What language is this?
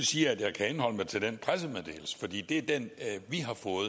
Danish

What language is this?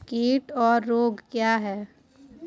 Hindi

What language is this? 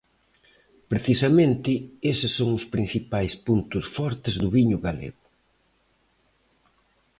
Galician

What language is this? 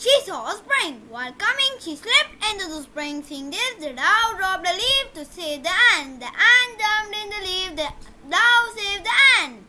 English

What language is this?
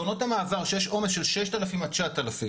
Hebrew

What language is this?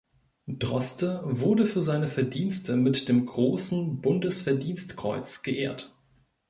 German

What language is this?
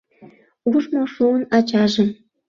Mari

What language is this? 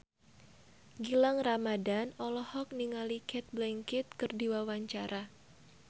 Sundanese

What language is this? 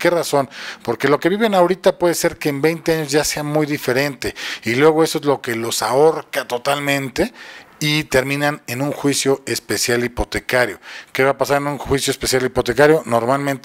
Spanish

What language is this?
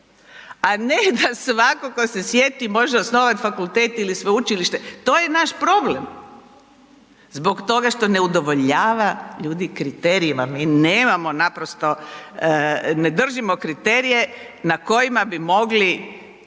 Croatian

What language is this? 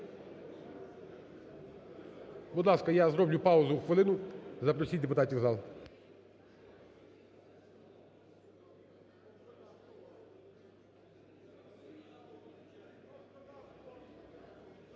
Ukrainian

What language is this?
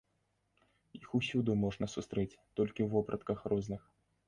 Belarusian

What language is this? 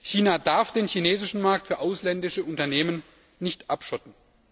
German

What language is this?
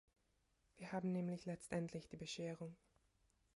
German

